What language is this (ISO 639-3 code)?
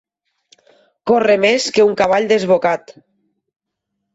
cat